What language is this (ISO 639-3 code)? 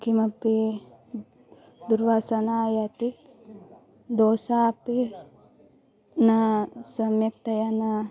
san